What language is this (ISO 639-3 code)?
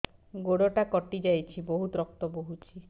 ori